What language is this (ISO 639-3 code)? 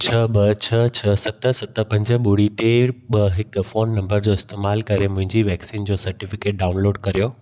snd